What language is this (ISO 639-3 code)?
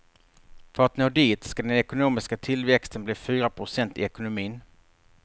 swe